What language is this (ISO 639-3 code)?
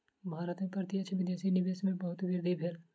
mai